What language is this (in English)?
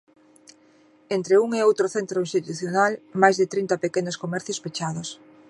Galician